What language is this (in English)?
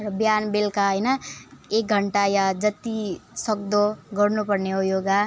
Nepali